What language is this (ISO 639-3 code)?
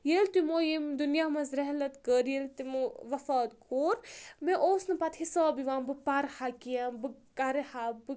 kas